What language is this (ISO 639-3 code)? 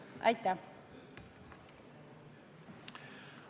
est